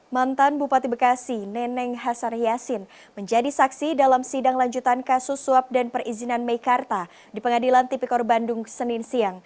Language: Indonesian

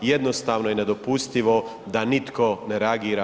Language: Croatian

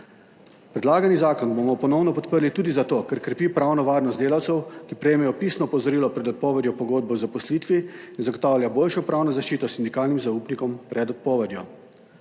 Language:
Slovenian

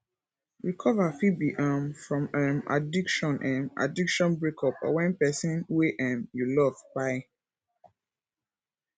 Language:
Nigerian Pidgin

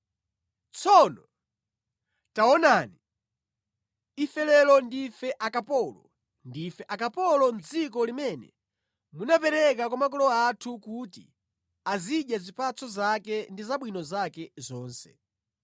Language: Nyanja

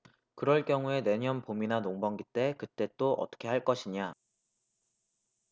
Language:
Korean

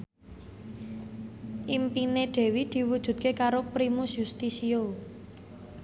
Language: Javanese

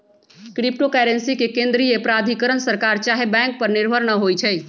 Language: Magahi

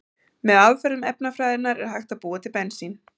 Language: Icelandic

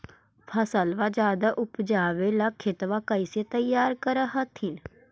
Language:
Magahi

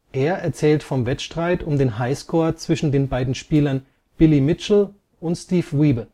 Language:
German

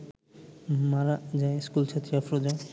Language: Bangla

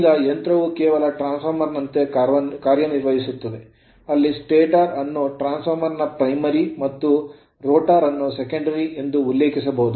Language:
Kannada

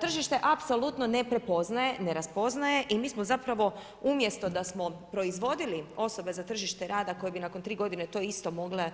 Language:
Croatian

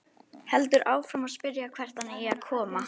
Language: Icelandic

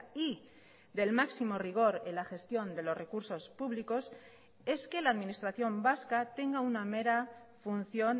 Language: Spanish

